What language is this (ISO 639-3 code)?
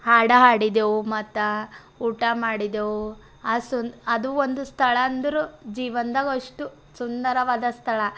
kan